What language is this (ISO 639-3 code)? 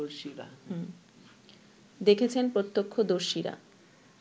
ben